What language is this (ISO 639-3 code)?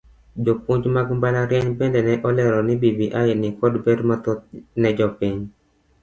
luo